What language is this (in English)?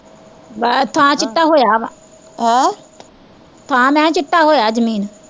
Punjabi